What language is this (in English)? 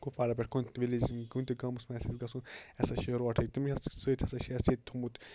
Kashmiri